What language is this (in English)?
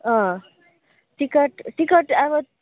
Nepali